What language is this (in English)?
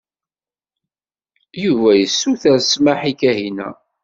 Kabyle